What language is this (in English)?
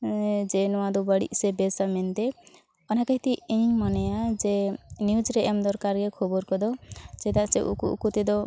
Santali